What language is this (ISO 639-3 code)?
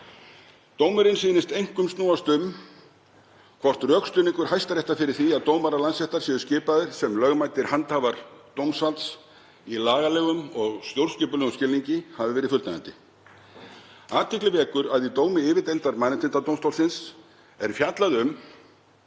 isl